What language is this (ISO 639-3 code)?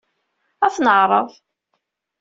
kab